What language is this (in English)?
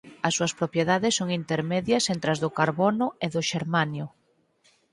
Galician